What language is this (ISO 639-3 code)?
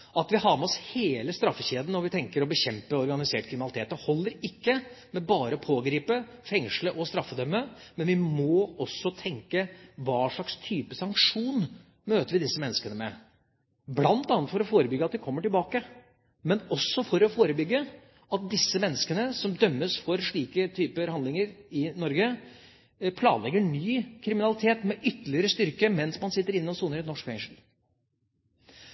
nob